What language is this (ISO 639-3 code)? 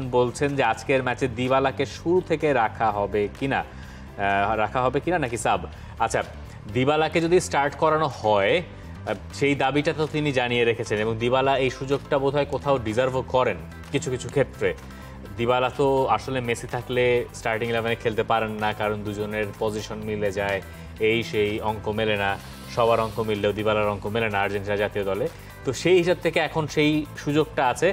ben